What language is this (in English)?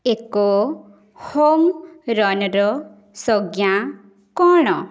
Odia